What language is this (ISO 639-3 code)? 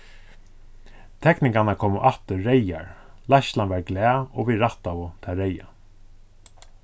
fao